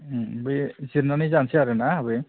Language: Bodo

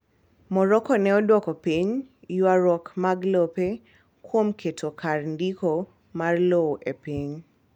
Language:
Luo (Kenya and Tanzania)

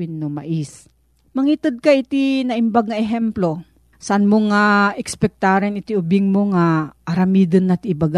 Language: Filipino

